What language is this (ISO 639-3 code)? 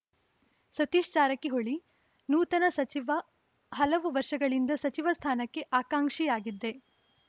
kan